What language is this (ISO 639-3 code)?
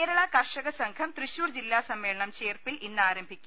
mal